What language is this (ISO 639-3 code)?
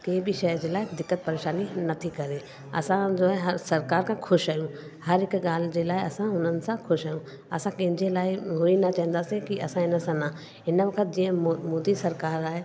snd